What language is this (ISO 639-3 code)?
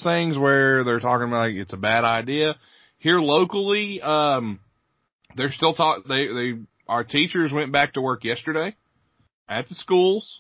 eng